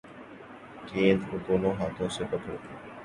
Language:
Urdu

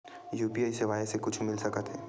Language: Chhattisgarhi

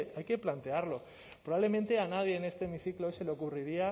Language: Spanish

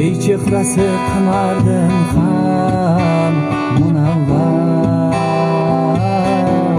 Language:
Uzbek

